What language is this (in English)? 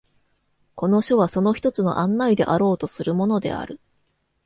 Japanese